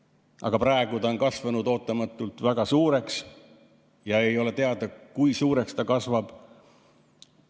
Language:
Estonian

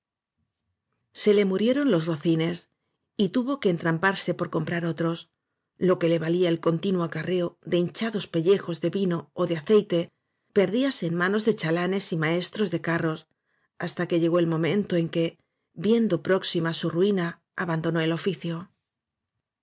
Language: Spanish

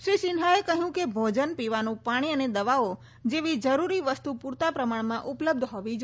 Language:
Gujarati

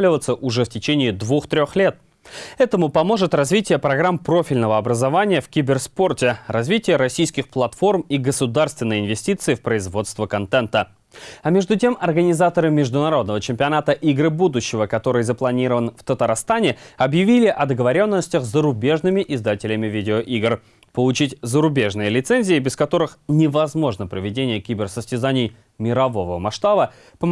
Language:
Russian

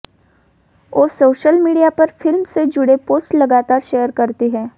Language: Hindi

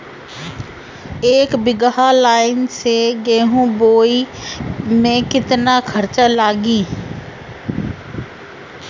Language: Bhojpuri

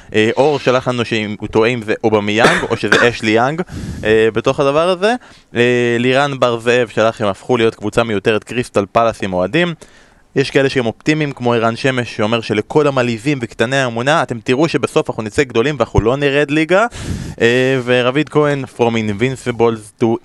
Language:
Hebrew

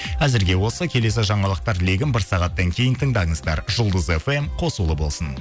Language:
Kazakh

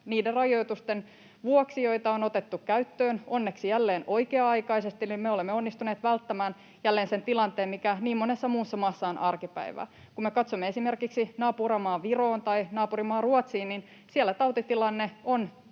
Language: Finnish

